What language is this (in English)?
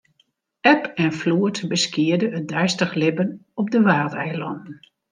Western Frisian